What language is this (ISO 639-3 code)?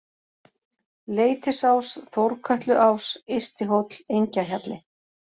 isl